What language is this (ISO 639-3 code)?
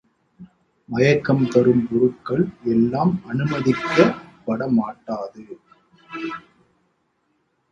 tam